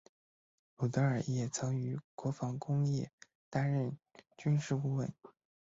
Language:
Chinese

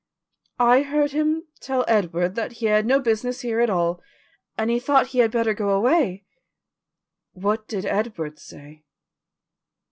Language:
English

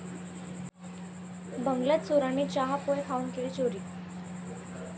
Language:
Marathi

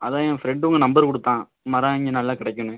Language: Tamil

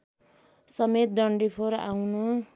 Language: Nepali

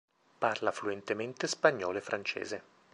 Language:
Italian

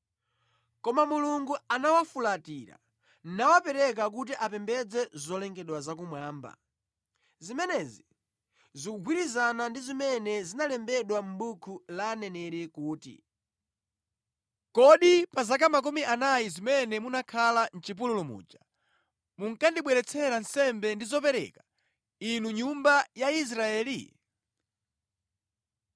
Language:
Nyanja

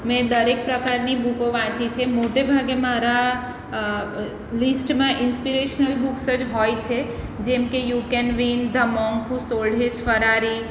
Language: Gujarati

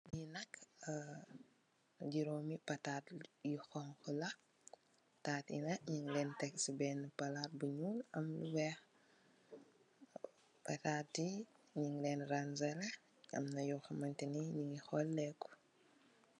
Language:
Wolof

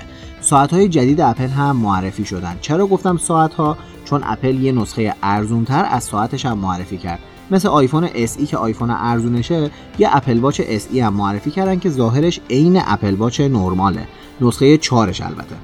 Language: Persian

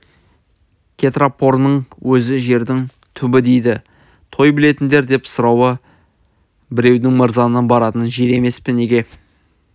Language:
Kazakh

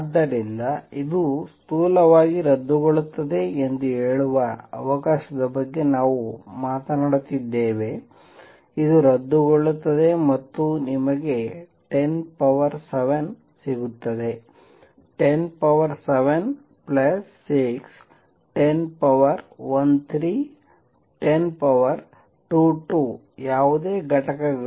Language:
Kannada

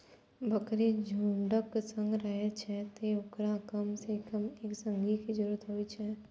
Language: Maithili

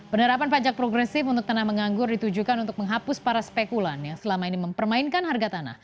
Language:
Indonesian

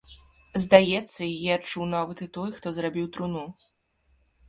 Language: Belarusian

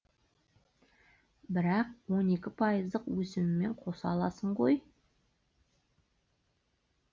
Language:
Kazakh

